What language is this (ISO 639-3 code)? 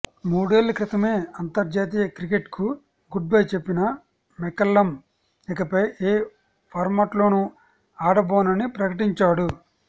tel